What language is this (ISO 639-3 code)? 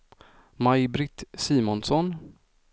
swe